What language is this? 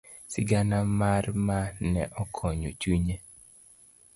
Luo (Kenya and Tanzania)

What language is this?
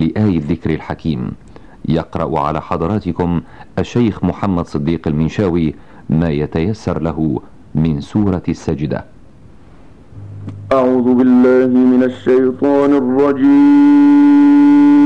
Arabic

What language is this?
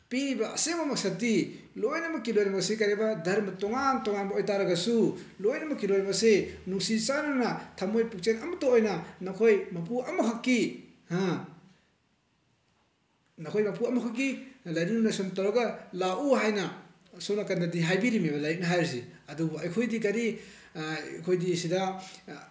Manipuri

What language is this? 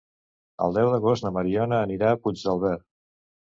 Catalan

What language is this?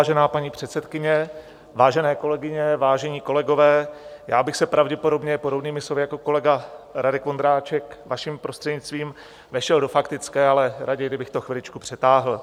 Czech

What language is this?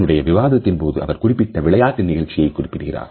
Tamil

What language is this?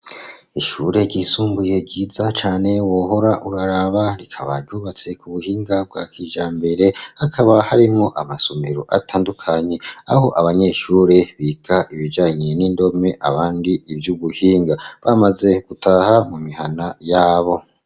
Rundi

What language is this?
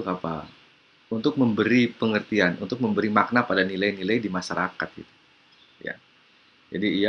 Indonesian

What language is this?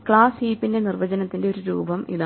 Malayalam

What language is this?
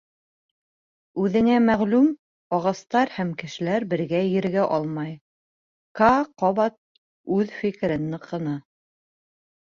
Bashkir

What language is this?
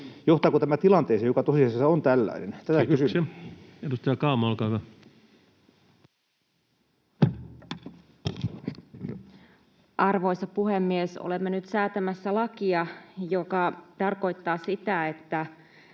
Finnish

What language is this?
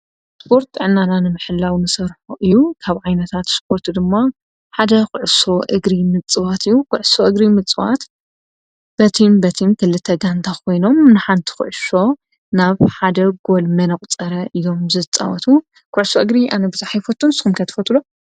Tigrinya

